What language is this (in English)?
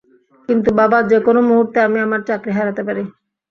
Bangla